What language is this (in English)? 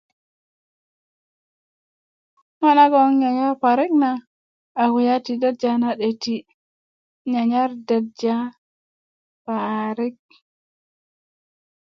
Kuku